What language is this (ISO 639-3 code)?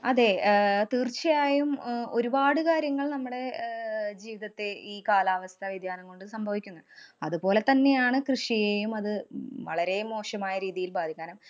mal